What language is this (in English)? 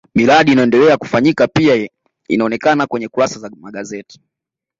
Swahili